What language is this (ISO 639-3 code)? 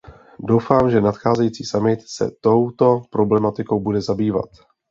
ces